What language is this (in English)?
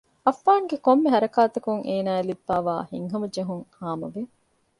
Divehi